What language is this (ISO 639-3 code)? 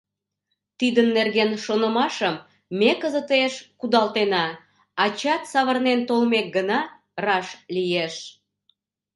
chm